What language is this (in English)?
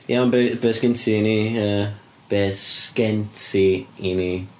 Welsh